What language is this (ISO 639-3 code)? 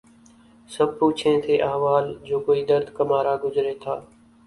urd